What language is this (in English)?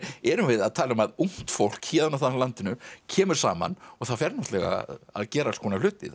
Icelandic